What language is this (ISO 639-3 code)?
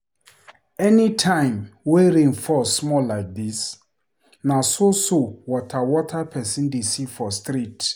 pcm